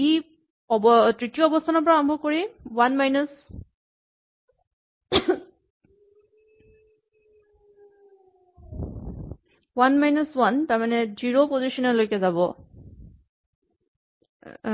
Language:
Assamese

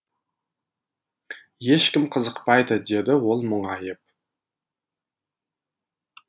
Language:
Kazakh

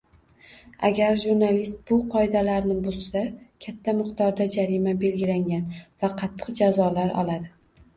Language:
Uzbek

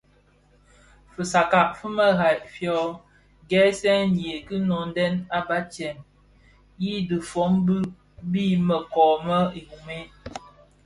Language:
Bafia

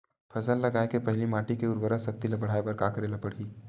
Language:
Chhattisgarhi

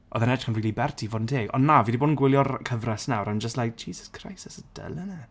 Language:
Welsh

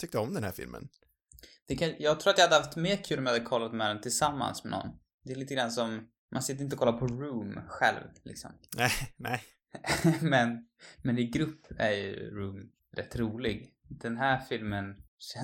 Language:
Swedish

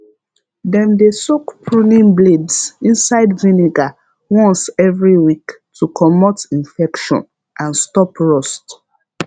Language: Nigerian Pidgin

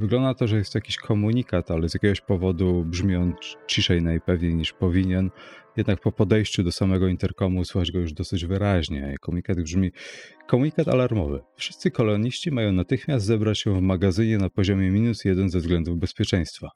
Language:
Polish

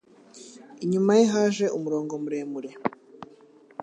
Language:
Kinyarwanda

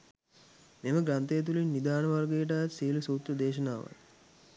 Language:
Sinhala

